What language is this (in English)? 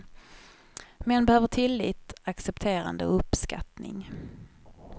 Swedish